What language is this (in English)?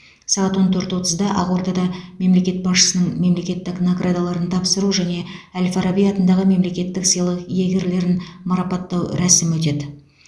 Kazakh